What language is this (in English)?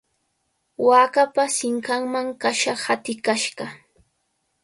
Cajatambo North Lima Quechua